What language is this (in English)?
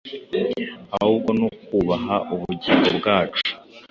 Kinyarwanda